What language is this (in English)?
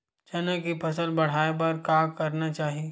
Chhattisgarhi